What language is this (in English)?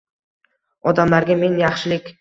Uzbek